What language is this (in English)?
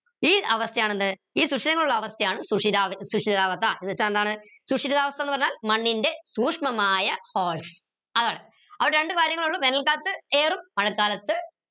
Malayalam